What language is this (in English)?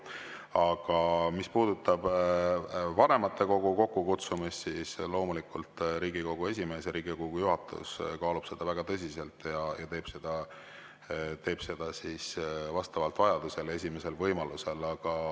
Estonian